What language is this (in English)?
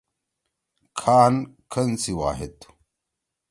Torwali